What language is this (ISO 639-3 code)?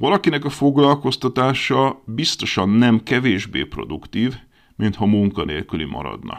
hun